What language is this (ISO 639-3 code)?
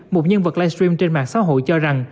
vie